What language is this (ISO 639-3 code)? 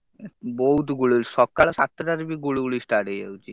ori